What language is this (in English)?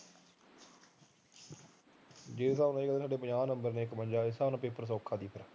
Punjabi